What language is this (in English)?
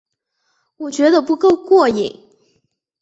Chinese